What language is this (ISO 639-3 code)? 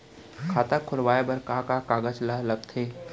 hne